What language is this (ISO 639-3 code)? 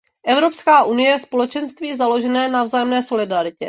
ces